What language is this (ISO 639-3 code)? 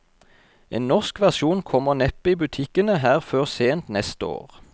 nor